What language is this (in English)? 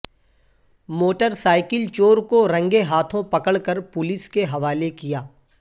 Urdu